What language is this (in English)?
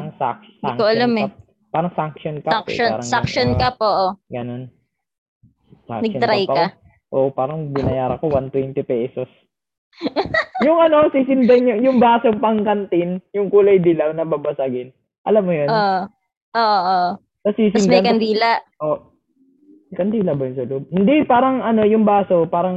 Filipino